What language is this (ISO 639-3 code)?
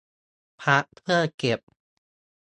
tha